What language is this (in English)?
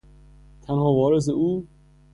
Persian